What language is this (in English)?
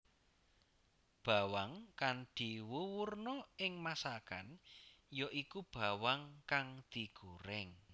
Javanese